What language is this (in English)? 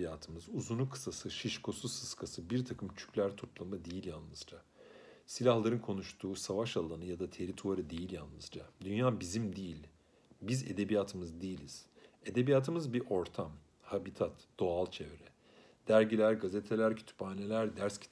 Turkish